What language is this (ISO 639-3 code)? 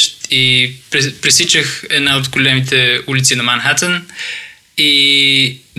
bul